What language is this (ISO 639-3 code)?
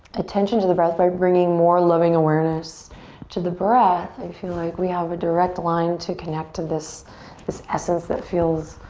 eng